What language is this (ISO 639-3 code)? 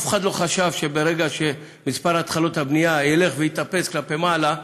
heb